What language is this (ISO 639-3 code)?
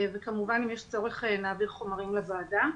heb